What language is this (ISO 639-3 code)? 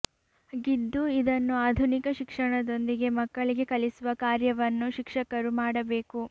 kan